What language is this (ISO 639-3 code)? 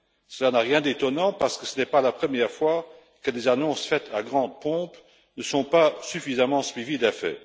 fra